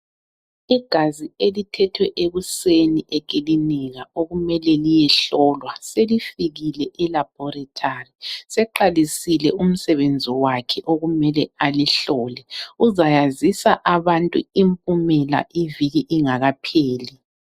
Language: North Ndebele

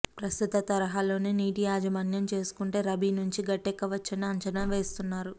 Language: Telugu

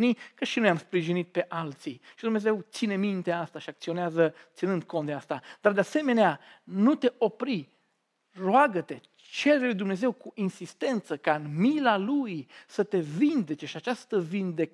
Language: Romanian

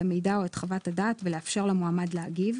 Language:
Hebrew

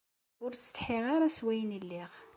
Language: Kabyle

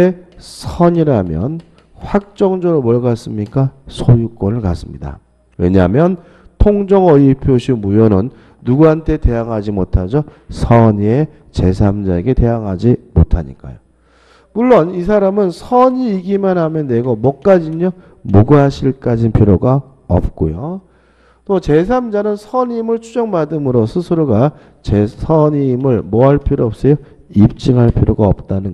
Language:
Korean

